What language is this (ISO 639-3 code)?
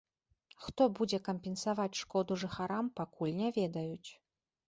bel